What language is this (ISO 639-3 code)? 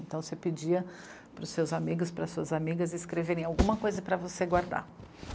por